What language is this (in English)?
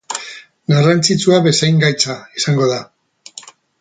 Basque